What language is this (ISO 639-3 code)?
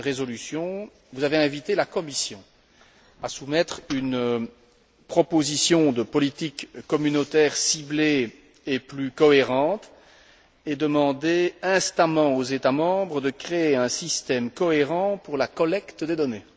fra